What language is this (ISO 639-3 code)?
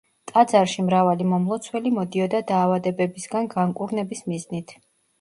kat